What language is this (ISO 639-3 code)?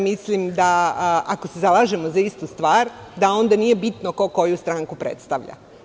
srp